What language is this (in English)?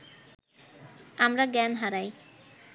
Bangla